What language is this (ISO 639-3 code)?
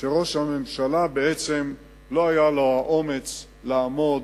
heb